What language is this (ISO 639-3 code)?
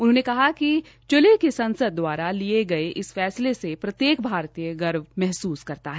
hin